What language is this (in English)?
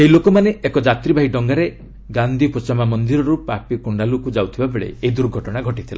Odia